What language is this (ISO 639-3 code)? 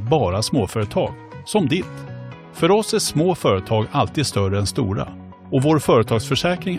swe